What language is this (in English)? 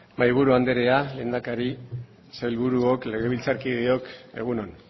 Basque